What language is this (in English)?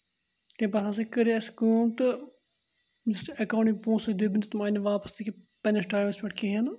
Kashmiri